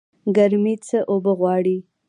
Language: Pashto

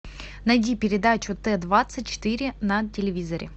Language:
Russian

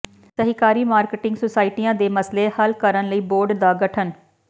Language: Punjabi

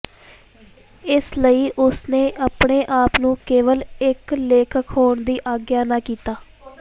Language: Punjabi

